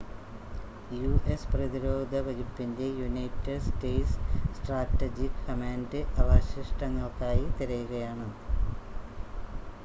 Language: Malayalam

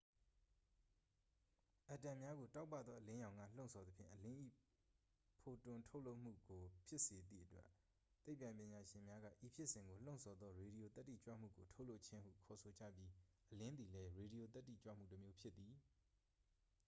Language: Burmese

